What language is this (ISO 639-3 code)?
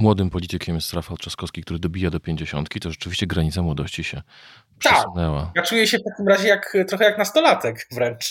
pol